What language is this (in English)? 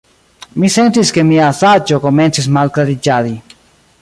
Esperanto